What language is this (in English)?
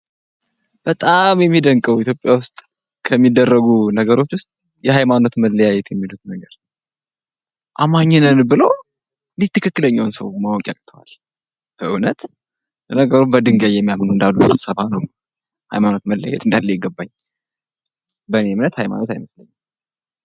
Amharic